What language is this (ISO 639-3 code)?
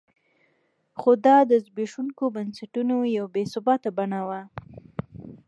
pus